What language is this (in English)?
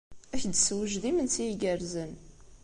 Kabyle